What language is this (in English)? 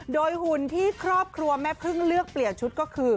Thai